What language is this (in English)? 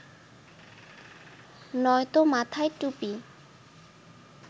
Bangla